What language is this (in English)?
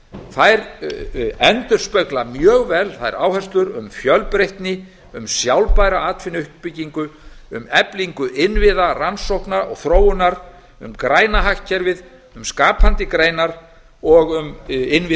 Icelandic